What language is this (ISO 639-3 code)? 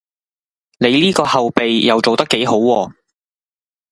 yue